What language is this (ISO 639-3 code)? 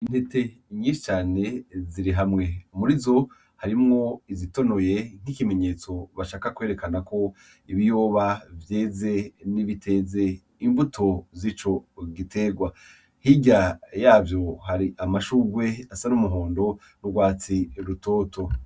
run